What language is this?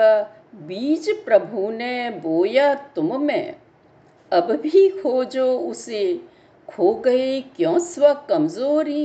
Hindi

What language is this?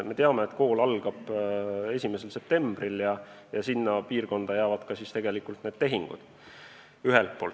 Estonian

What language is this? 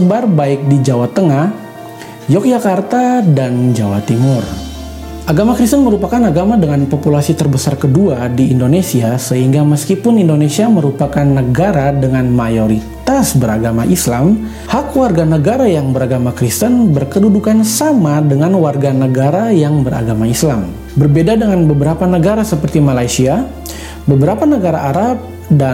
Indonesian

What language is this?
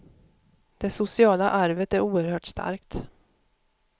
Swedish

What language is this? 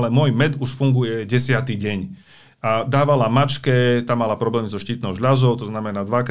Slovak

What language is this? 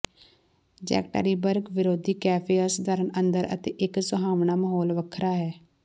Punjabi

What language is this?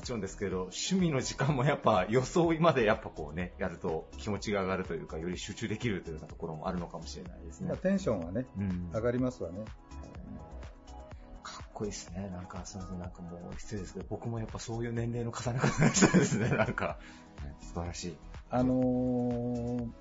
Japanese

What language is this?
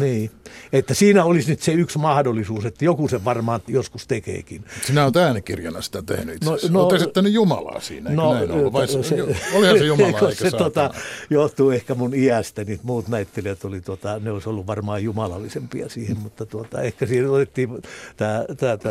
Finnish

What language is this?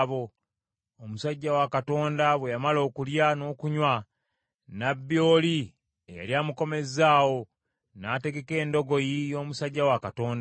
Ganda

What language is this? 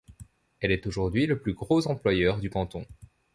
French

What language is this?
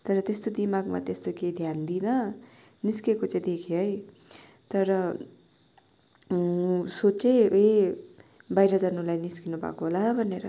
Nepali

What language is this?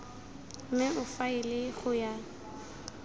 Tswana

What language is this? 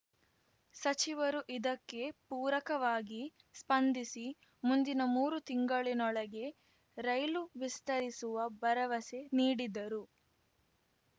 Kannada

